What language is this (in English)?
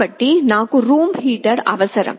Telugu